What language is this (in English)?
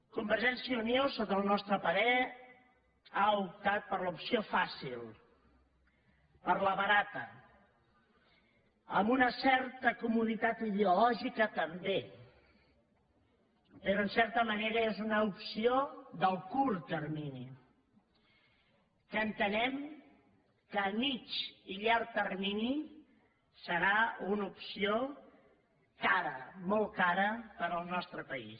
Catalan